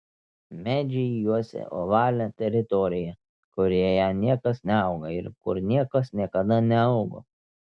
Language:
Lithuanian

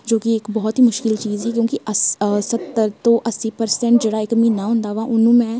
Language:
Punjabi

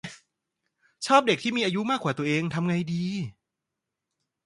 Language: Thai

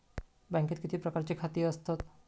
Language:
Marathi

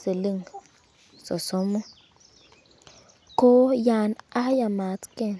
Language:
Kalenjin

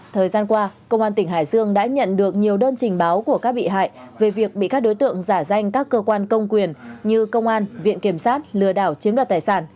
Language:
Vietnamese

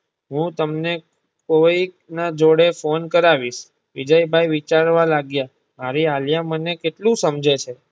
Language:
Gujarati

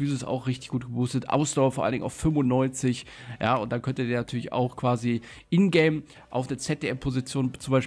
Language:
German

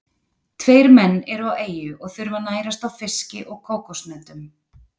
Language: Icelandic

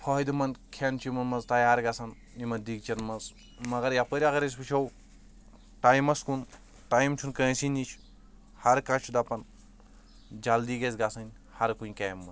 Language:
Kashmiri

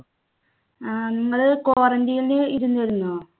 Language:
Malayalam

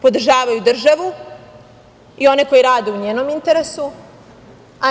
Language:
Serbian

